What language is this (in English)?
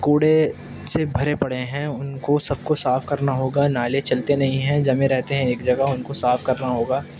Urdu